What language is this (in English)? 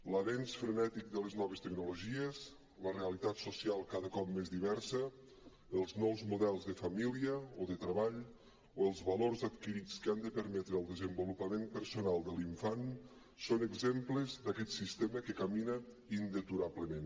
Catalan